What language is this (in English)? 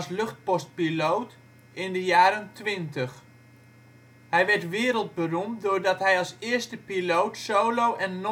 Dutch